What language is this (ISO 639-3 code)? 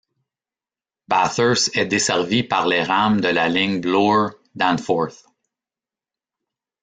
fra